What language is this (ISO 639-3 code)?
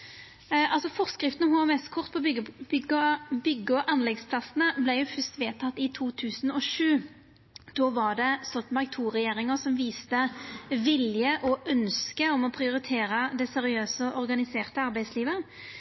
nno